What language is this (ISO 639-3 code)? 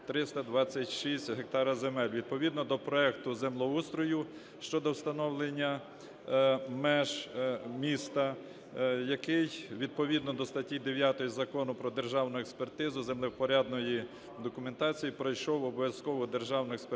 ukr